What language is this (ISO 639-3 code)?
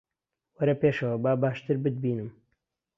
ckb